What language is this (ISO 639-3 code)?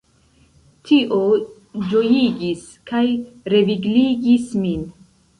epo